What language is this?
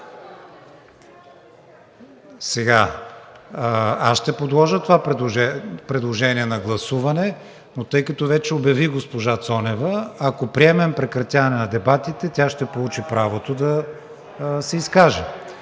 Bulgarian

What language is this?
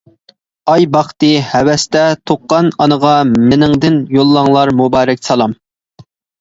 Uyghur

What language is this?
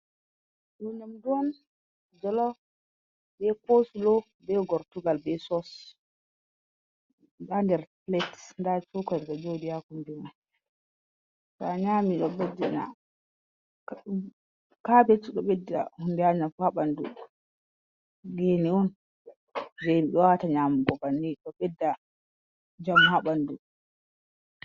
Fula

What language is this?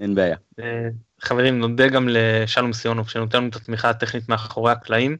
Hebrew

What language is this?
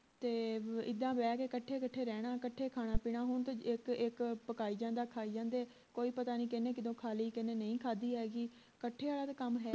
Punjabi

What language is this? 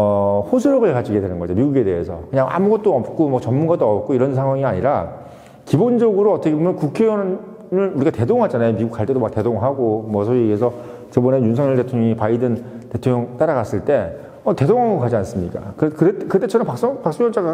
Korean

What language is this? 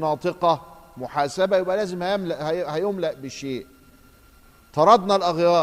Arabic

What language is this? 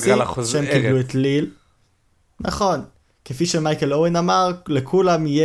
Hebrew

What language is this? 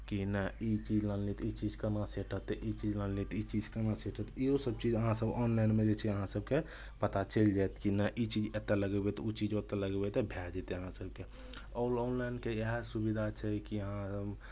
Maithili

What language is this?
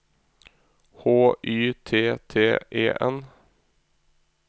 Norwegian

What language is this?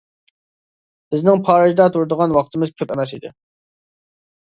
Uyghur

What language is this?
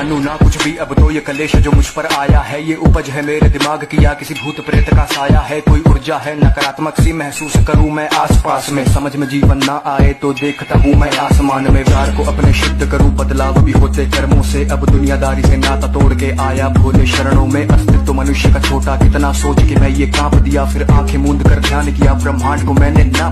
Hindi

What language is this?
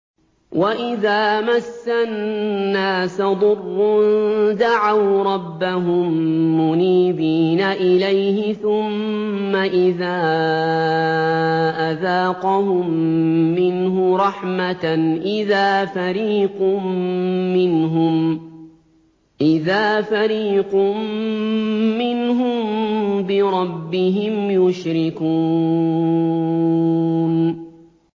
Arabic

